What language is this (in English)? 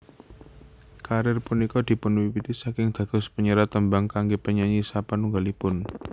Javanese